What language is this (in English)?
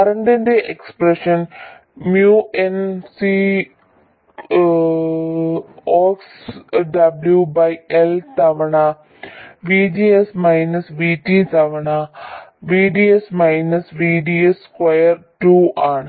Malayalam